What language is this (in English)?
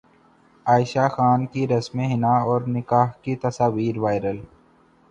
Urdu